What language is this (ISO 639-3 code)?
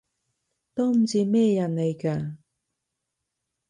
yue